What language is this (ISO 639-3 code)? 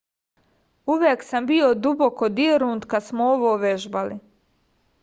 srp